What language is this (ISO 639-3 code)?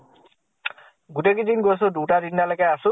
asm